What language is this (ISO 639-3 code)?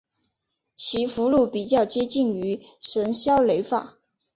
zho